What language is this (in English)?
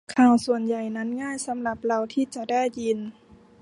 Thai